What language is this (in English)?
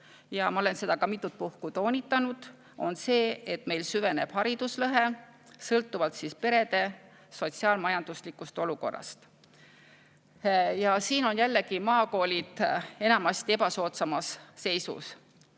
Estonian